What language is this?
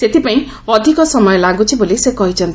Odia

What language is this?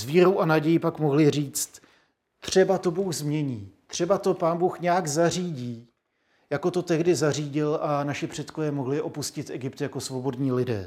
Czech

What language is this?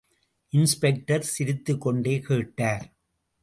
Tamil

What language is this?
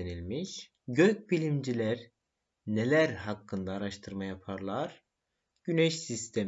Turkish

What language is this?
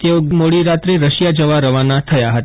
Gujarati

